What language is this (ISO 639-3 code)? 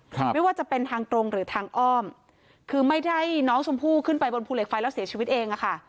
tha